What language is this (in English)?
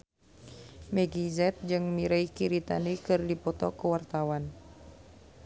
Sundanese